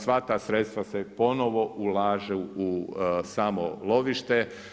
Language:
Croatian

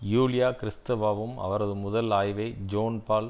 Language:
Tamil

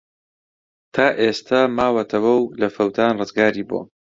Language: Central Kurdish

